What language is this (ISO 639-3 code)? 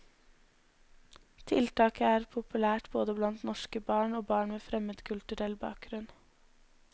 nor